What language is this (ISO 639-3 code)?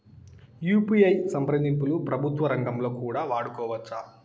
tel